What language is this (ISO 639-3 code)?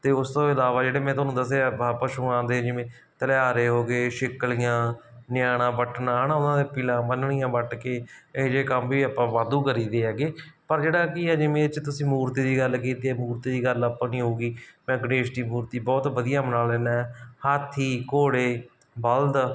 pan